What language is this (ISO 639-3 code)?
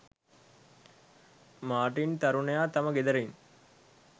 sin